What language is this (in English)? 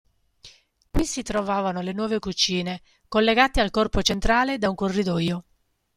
Italian